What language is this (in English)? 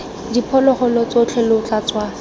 Tswana